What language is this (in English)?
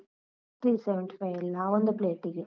Kannada